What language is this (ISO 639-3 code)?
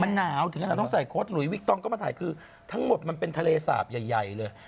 tha